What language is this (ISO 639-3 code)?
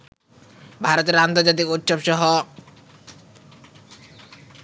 ben